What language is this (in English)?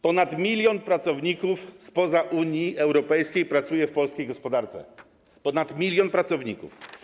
Polish